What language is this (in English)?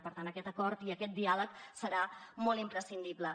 Catalan